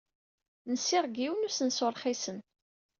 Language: Kabyle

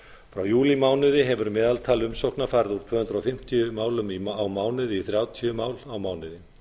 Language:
Icelandic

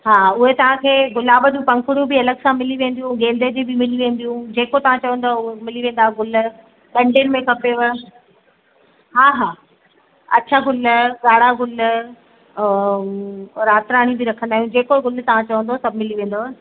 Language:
Sindhi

